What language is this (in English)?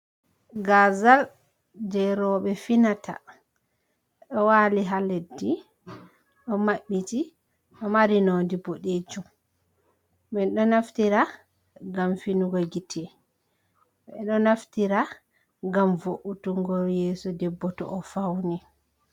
Fula